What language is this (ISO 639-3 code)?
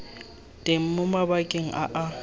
tsn